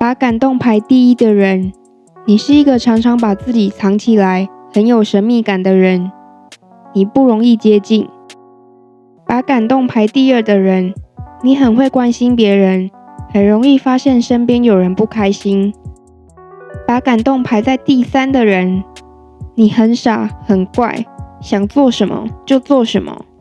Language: Chinese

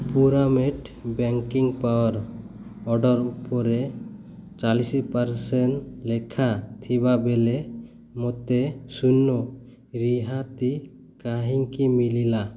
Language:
Odia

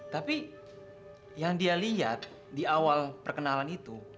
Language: Indonesian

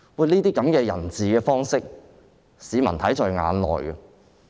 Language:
Cantonese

